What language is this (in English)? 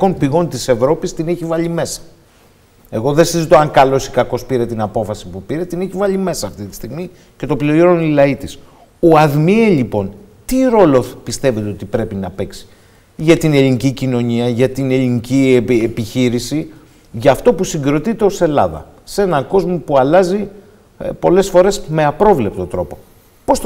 Greek